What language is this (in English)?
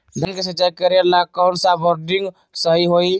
Magahi